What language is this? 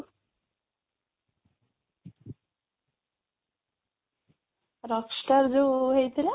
Odia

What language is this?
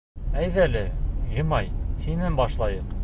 Bashkir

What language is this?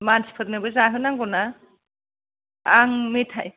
Bodo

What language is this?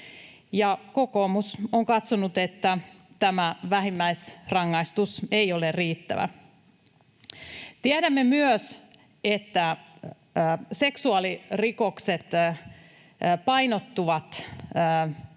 Finnish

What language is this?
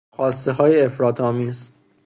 Persian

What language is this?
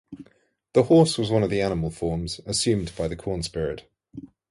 English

